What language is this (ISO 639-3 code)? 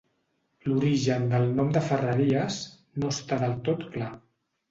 cat